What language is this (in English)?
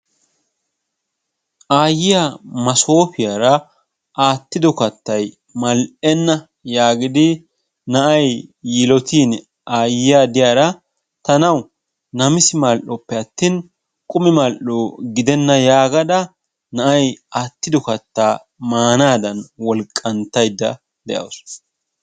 Wolaytta